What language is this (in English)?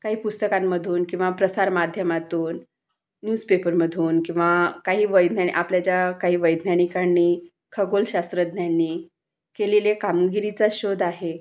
Marathi